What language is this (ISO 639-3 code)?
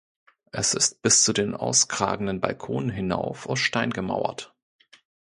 deu